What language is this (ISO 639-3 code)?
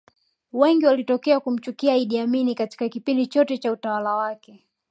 swa